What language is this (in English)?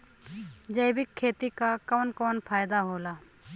Bhojpuri